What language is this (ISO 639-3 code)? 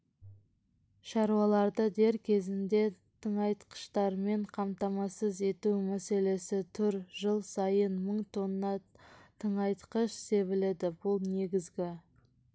kaz